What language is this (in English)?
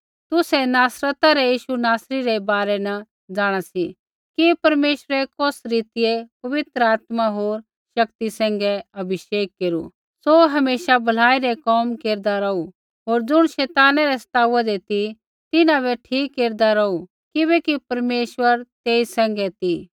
Kullu Pahari